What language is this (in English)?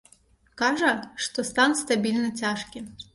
Belarusian